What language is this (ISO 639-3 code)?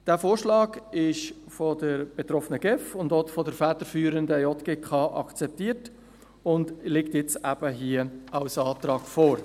gsw